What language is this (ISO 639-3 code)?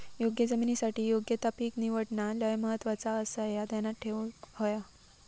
mar